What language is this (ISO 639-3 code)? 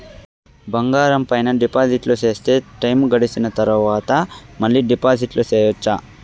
tel